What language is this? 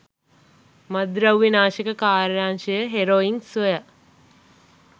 Sinhala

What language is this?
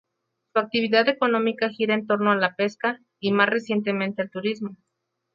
Spanish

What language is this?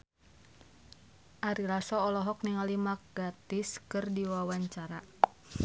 Sundanese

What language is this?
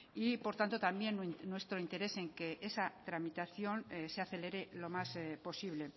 Spanish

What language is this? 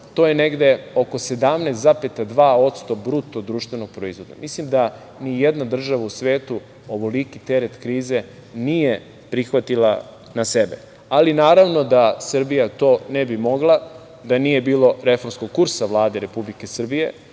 Serbian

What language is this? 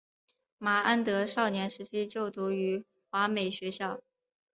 Chinese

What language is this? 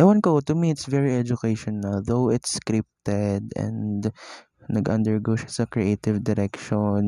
Filipino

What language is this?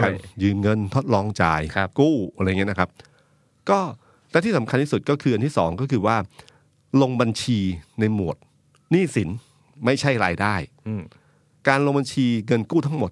Thai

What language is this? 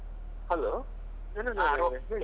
Kannada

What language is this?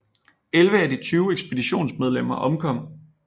Danish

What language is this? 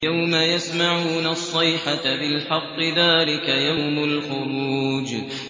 Arabic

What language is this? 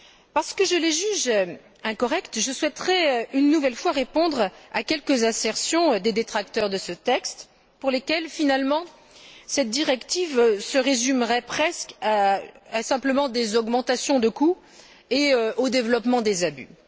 French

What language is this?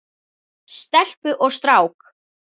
Icelandic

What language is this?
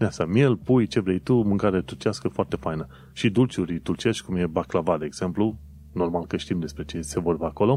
Romanian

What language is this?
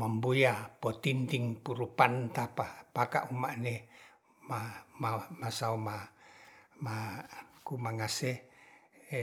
Ratahan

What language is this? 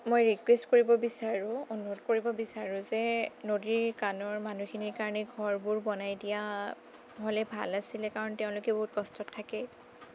Assamese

